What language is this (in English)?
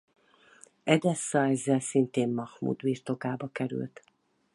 Hungarian